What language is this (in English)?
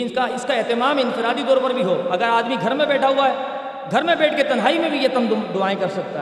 Urdu